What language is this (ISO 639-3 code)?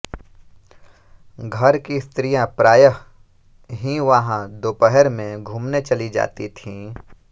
hin